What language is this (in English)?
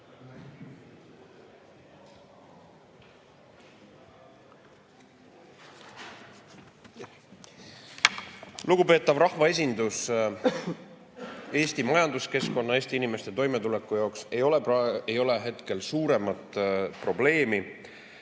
Estonian